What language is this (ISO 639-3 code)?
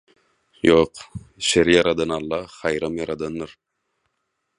tuk